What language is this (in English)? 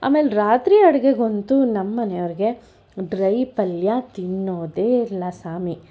Kannada